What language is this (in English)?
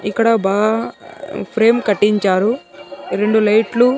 Telugu